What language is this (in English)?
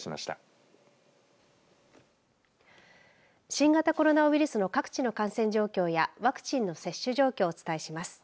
Japanese